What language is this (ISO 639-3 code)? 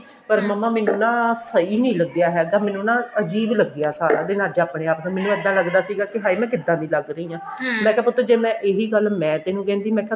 pan